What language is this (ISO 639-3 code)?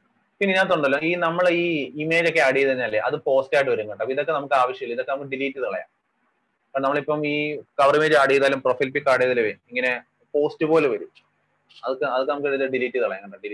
mal